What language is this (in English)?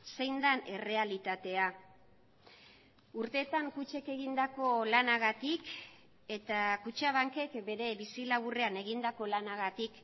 Basque